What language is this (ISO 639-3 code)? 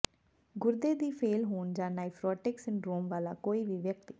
pan